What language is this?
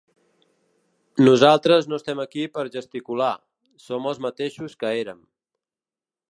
Catalan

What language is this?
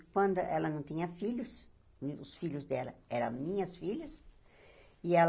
Portuguese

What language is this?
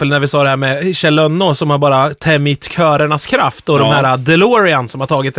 Swedish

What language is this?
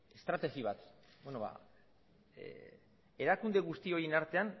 Basque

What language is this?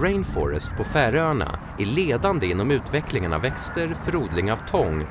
Swedish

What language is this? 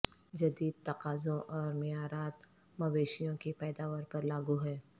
Urdu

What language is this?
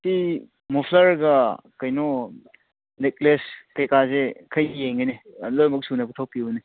Manipuri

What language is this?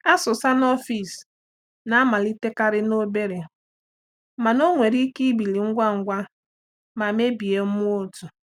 Igbo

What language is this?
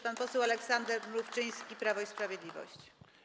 Polish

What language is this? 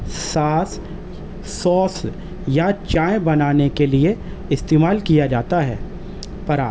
Urdu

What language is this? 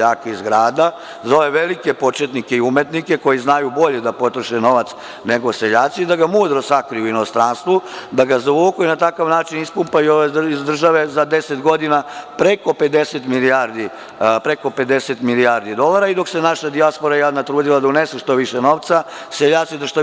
Serbian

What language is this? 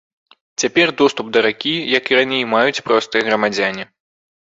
Belarusian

